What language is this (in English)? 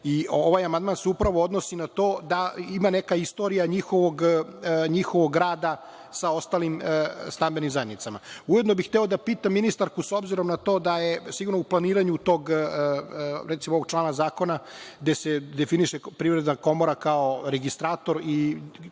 Serbian